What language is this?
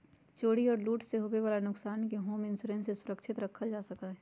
Magahi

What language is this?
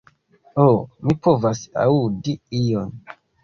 Esperanto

